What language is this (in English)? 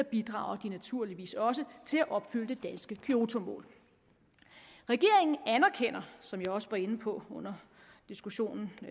Danish